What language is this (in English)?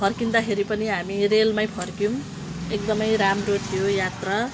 Nepali